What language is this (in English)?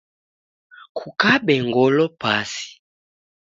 Taita